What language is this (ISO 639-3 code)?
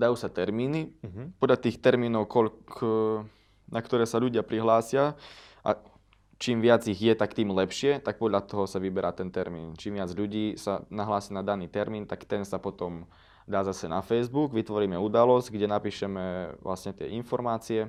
slk